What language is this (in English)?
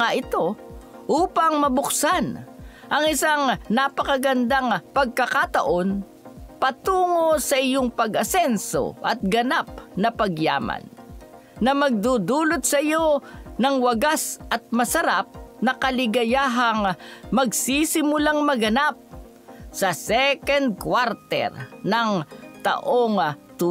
Filipino